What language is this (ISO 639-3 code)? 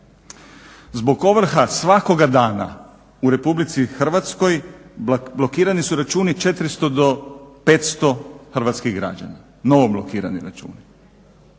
hrv